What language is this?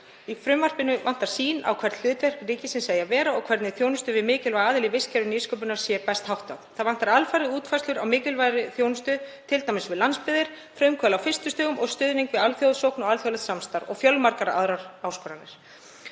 Icelandic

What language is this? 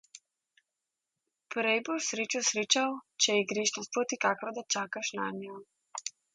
Slovenian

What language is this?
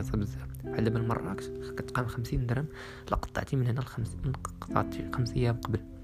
Arabic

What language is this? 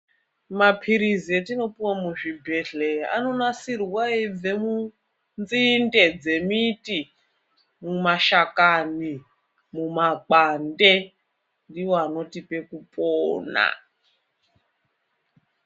Ndau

